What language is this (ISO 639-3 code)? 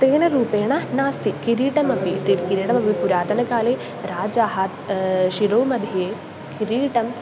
san